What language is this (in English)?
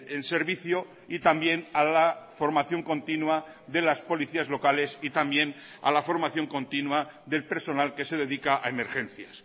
Spanish